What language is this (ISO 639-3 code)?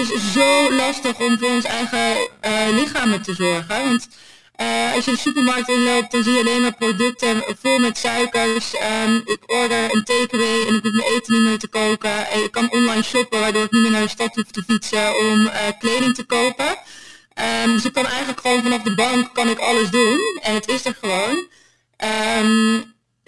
nld